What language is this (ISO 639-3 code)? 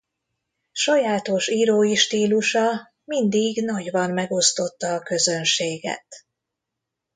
hun